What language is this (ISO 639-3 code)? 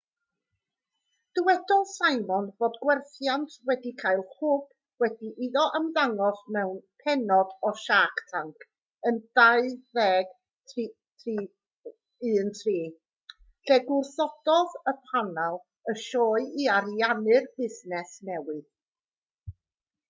cym